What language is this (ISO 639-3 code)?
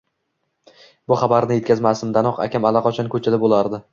uzb